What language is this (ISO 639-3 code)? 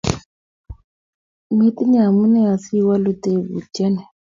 kln